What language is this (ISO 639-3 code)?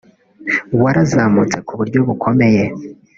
kin